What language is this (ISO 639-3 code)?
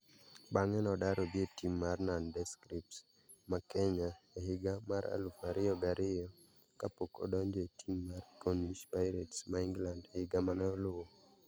luo